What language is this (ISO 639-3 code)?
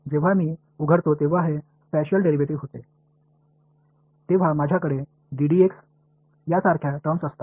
mar